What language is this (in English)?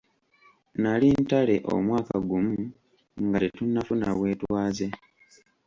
Ganda